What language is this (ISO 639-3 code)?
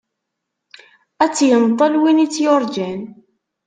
kab